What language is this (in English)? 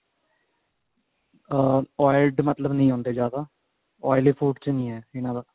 Punjabi